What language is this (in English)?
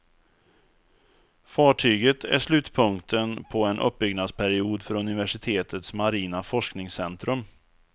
Swedish